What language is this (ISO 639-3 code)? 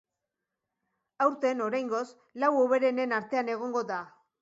eus